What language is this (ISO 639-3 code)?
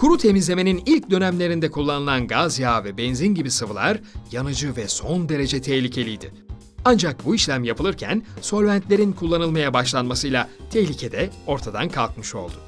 tur